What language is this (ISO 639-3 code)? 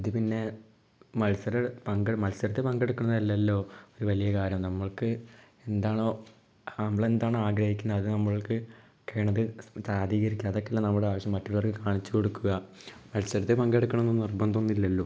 mal